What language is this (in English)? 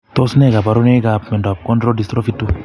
Kalenjin